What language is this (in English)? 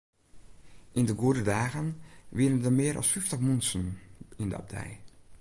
Western Frisian